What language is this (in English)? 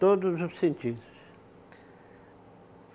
Portuguese